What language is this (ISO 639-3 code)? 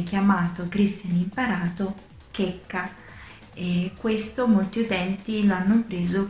ita